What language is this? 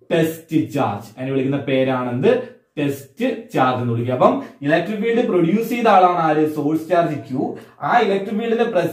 Turkish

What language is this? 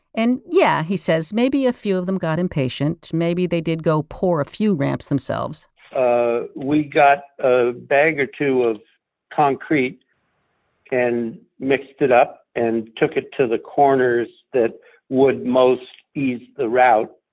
English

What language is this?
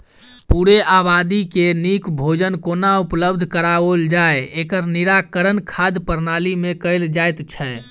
Maithili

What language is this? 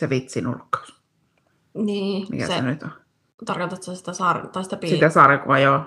Finnish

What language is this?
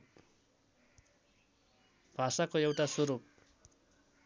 Nepali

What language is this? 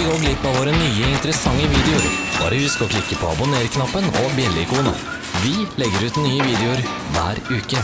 Norwegian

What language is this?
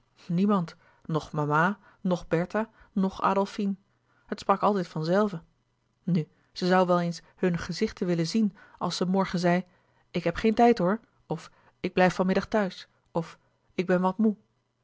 Dutch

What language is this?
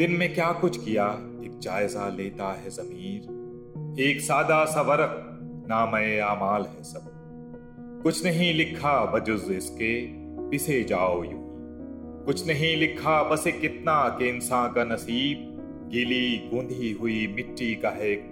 Hindi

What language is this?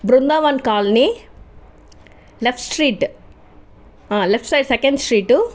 Telugu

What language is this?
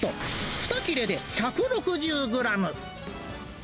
Japanese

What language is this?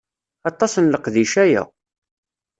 Kabyle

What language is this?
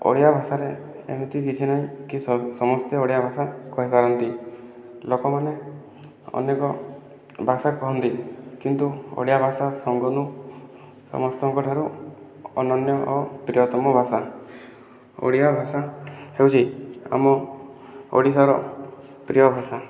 Odia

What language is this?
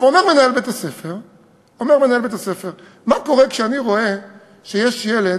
Hebrew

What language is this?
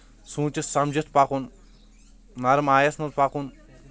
Kashmiri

